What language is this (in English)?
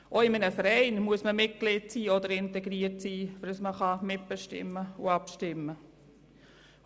Swiss German